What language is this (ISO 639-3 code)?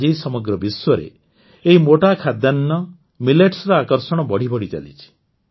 ori